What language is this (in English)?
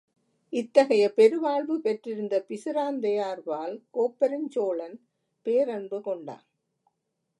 Tamil